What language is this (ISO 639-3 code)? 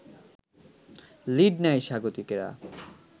ben